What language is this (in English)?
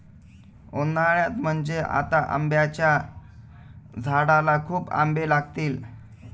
Marathi